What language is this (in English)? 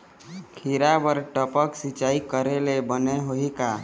Chhattisgarhi